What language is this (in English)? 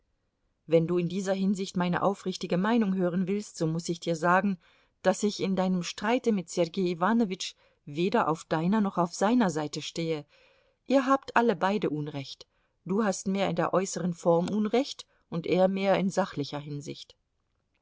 German